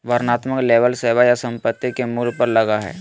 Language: Magahi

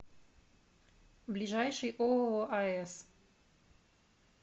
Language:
Russian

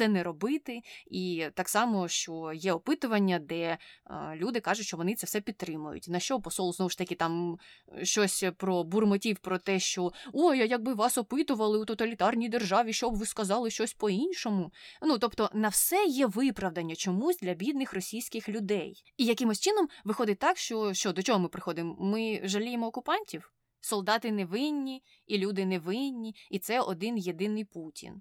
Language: Ukrainian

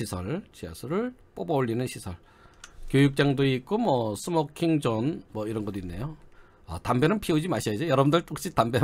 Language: Korean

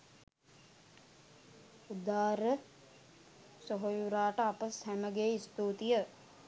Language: Sinhala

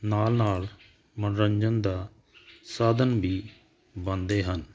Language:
Punjabi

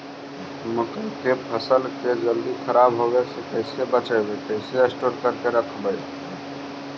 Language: Magahi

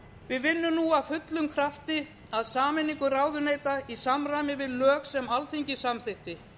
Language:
Icelandic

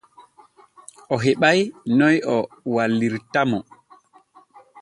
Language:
Borgu Fulfulde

